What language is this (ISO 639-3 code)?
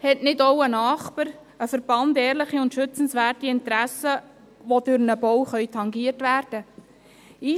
gsw